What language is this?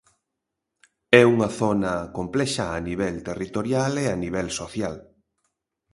Galician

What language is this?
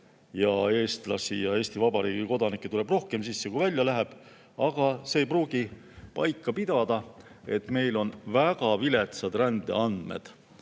Estonian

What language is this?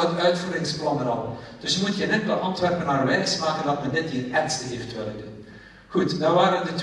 Dutch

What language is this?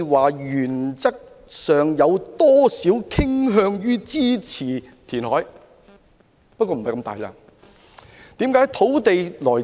Cantonese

